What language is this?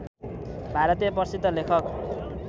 Nepali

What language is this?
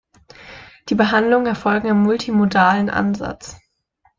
German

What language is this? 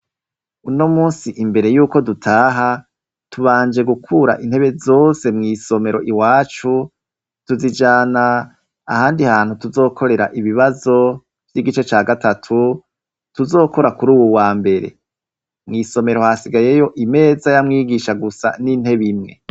Rundi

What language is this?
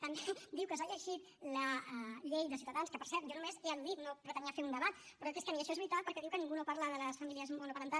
Catalan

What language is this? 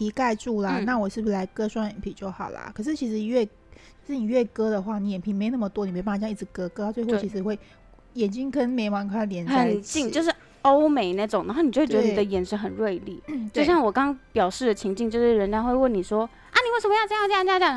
Chinese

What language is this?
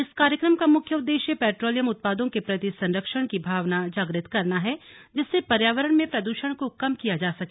Hindi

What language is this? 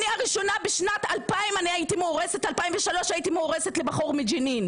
Hebrew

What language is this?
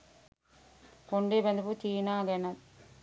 Sinhala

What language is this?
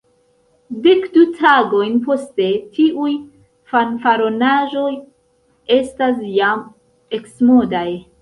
Esperanto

